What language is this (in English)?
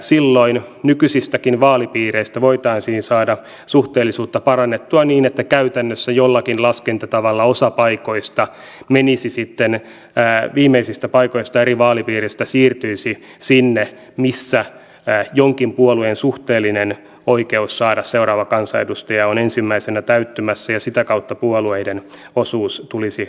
Finnish